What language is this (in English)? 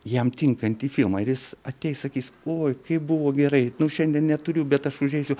Lithuanian